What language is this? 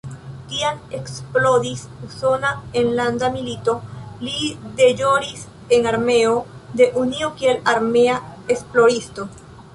Esperanto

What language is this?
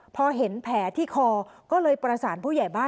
Thai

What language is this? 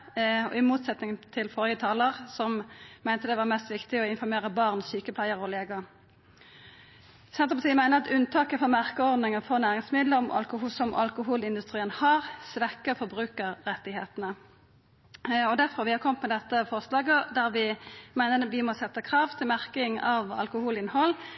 Norwegian Nynorsk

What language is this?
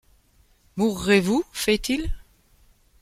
French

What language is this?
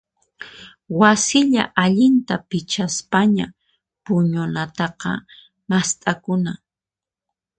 Puno Quechua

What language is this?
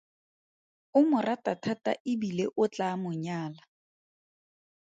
Tswana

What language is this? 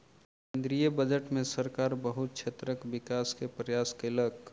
Maithili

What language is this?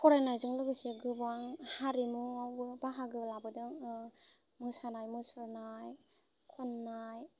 Bodo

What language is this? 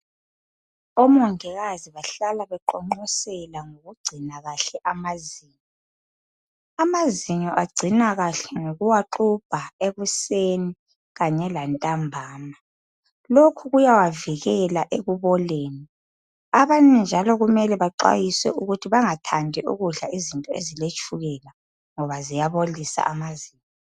North Ndebele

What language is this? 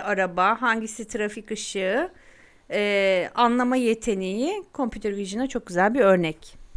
Turkish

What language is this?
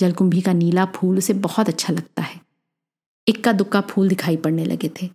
Hindi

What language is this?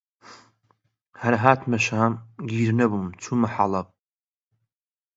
Central Kurdish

